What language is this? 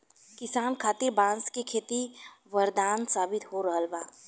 Bhojpuri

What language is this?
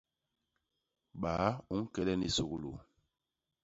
Basaa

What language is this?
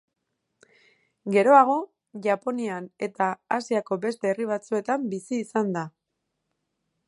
Basque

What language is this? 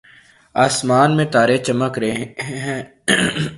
Urdu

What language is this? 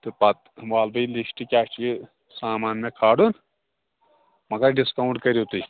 Kashmiri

